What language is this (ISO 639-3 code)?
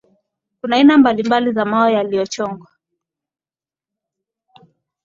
swa